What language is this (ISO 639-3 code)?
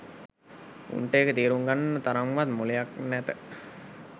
sin